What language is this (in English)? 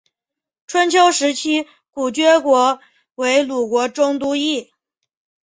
Chinese